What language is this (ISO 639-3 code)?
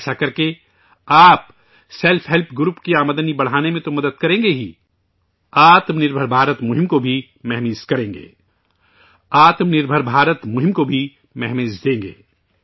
urd